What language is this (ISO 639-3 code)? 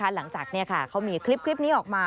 tha